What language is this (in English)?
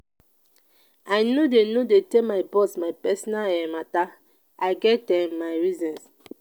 Nigerian Pidgin